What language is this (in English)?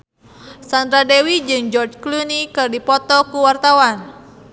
Sundanese